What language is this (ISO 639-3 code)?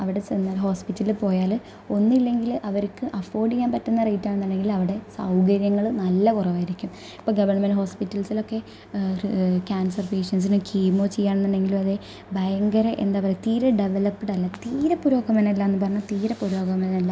mal